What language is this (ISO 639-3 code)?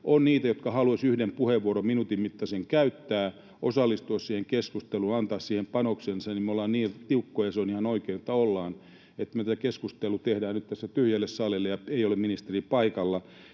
fin